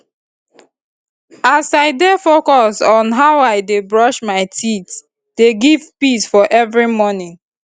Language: Nigerian Pidgin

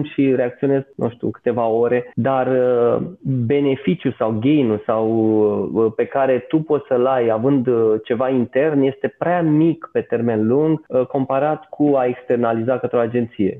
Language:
Romanian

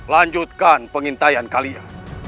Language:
Indonesian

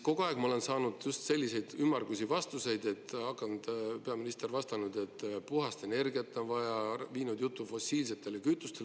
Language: Estonian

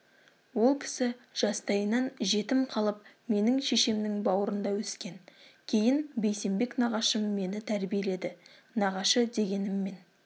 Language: Kazakh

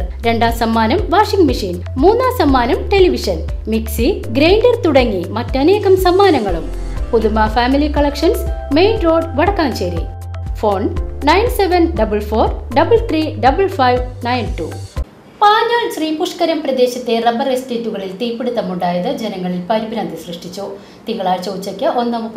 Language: Kannada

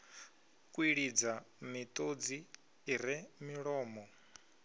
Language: Venda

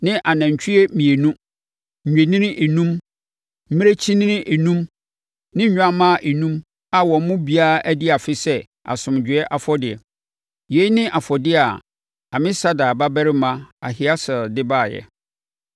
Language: Akan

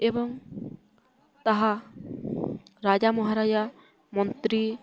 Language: Odia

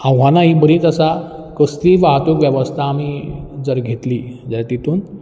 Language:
Konkani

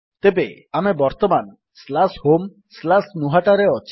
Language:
Odia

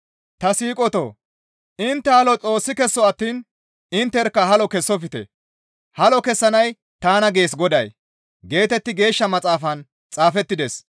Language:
Gamo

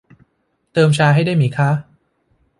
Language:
Thai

